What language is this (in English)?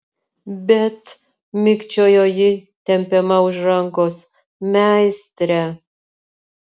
Lithuanian